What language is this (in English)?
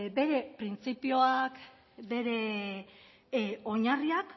Basque